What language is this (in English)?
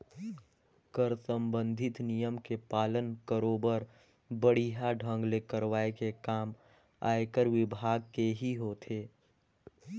Chhattisgarhi